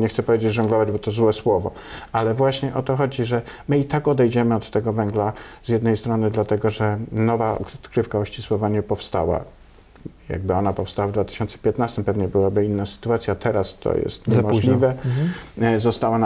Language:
Polish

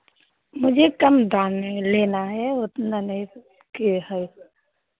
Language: Hindi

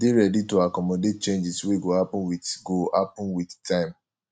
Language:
Nigerian Pidgin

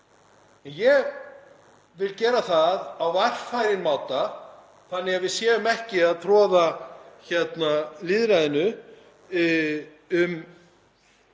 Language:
Icelandic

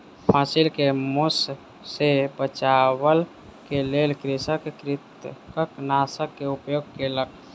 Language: Maithili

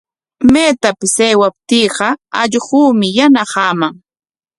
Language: Corongo Ancash Quechua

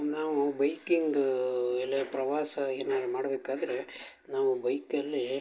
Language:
Kannada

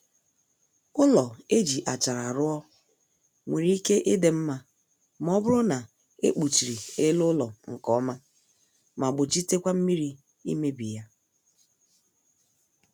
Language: Igbo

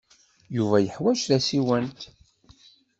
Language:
Kabyle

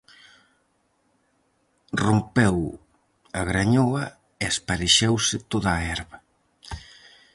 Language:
Galician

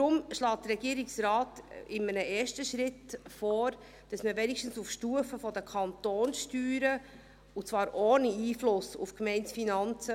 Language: Swiss German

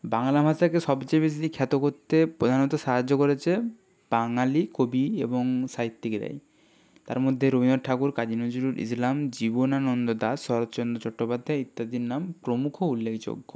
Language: Bangla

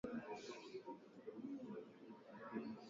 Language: Swahili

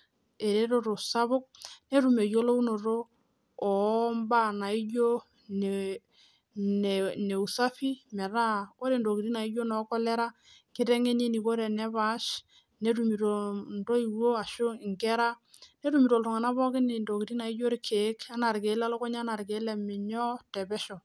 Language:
Masai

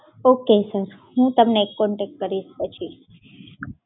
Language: Gujarati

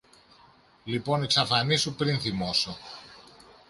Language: Greek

